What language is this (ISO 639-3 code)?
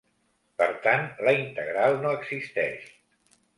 cat